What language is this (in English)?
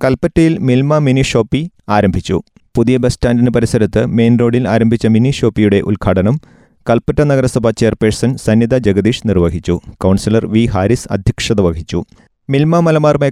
Malayalam